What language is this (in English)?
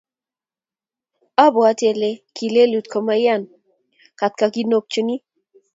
Kalenjin